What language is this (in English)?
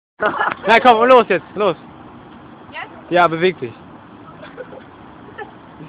German